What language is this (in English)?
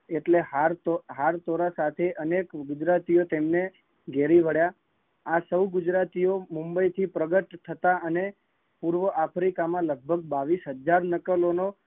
Gujarati